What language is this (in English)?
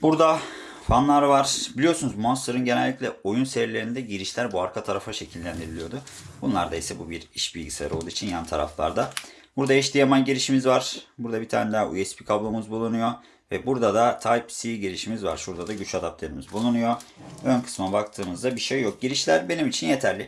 Turkish